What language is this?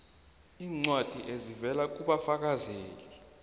South Ndebele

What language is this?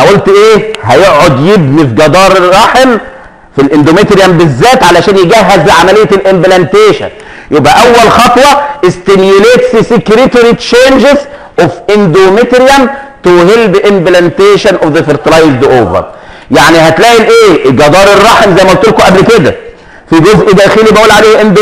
Arabic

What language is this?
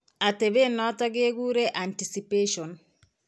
Kalenjin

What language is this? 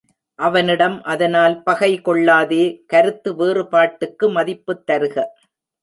Tamil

